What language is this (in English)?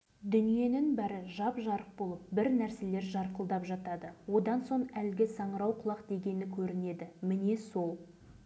Kazakh